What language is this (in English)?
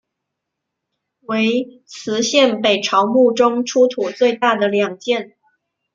Chinese